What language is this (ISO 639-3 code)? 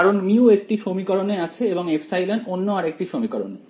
ben